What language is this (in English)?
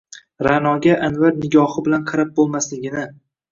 Uzbek